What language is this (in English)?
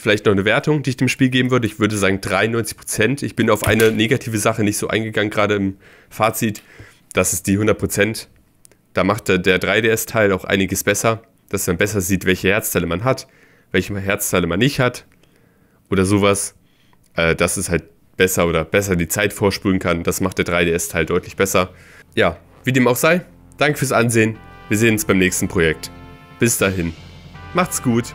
German